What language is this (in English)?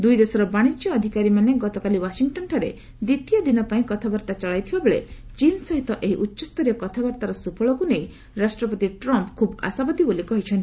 Odia